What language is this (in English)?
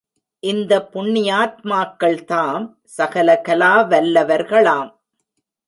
Tamil